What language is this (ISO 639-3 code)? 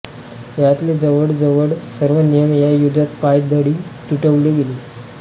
mar